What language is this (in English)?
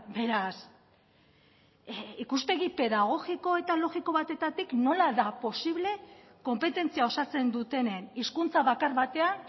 Basque